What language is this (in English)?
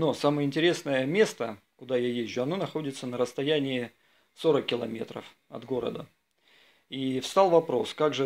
Russian